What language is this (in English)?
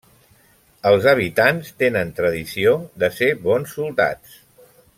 Catalan